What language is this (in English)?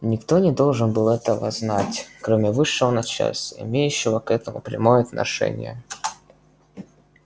Russian